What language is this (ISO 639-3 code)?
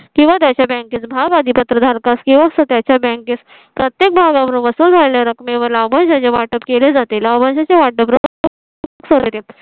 mar